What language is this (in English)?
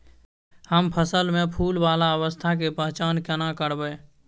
Maithili